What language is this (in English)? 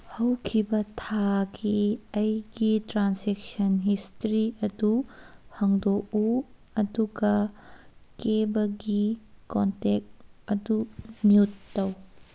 Manipuri